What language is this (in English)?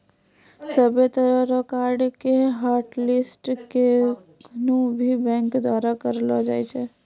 Maithili